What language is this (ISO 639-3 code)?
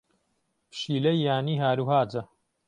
ckb